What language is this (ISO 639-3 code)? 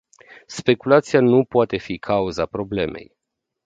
ron